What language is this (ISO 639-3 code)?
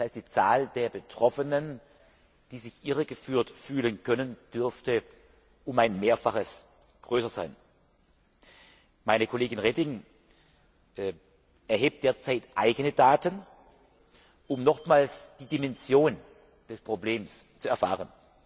deu